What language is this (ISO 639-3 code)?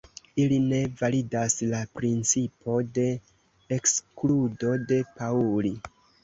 epo